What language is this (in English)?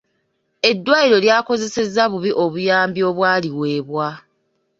Ganda